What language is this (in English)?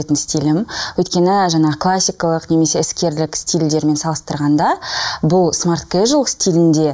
Russian